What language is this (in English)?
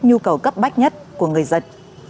Vietnamese